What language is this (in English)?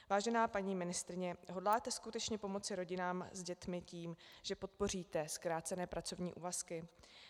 Czech